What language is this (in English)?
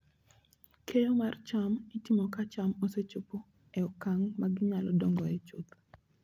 Luo (Kenya and Tanzania)